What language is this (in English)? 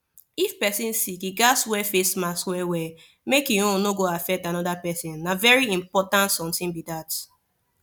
Nigerian Pidgin